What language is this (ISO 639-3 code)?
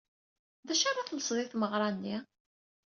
kab